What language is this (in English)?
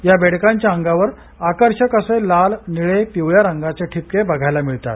Marathi